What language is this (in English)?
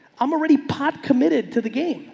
English